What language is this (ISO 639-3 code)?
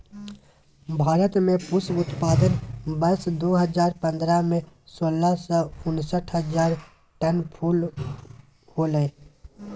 mag